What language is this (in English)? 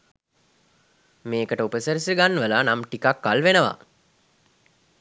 Sinhala